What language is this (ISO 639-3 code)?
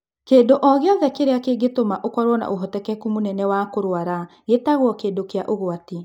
kik